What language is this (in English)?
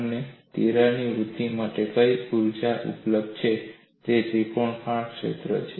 Gujarati